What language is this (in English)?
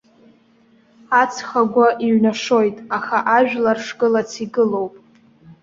Abkhazian